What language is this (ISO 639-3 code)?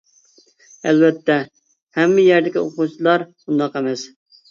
uig